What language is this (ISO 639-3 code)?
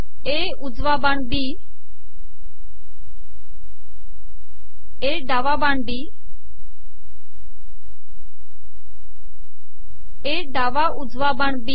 mar